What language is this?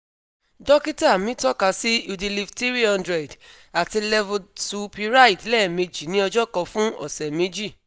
Yoruba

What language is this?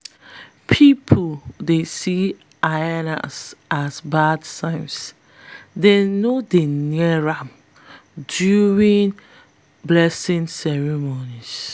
Nigerian Pidgin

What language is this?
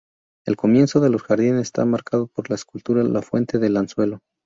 Spanish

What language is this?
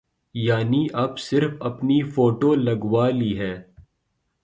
Urdu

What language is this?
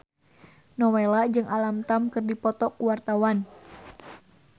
Sundanese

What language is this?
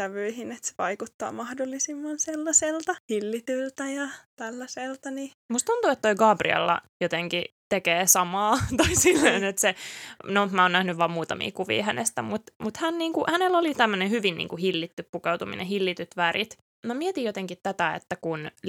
Finnish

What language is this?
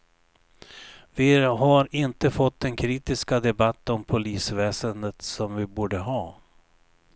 Swedish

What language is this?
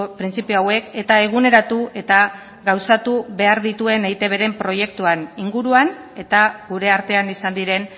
Basque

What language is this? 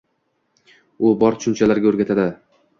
Uzbek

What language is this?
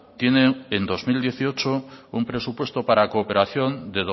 Spanish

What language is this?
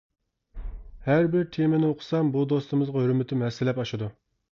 Uyghur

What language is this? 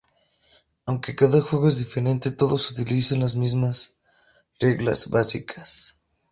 Spanish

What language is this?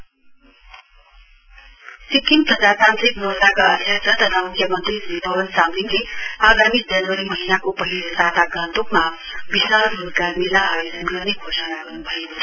Nepali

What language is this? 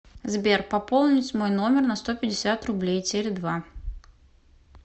Russian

